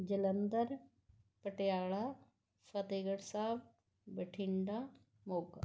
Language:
Punjabi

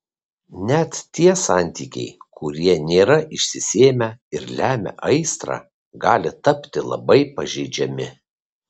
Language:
Lithuanian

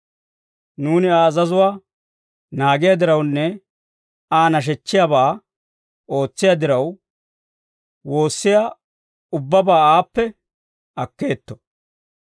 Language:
Dawro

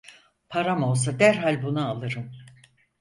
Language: Turkish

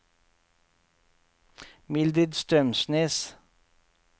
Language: Norwegian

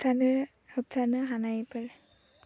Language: Bodo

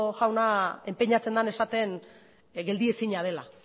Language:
Basque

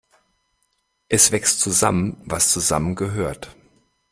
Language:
German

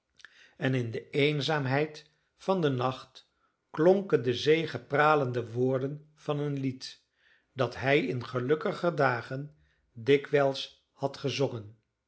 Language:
Dutch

